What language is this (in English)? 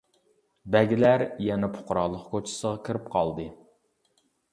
Uyghur